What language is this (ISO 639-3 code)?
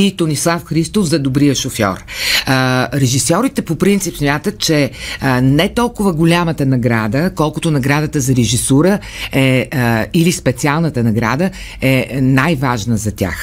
bul